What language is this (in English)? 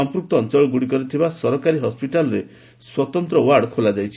Odia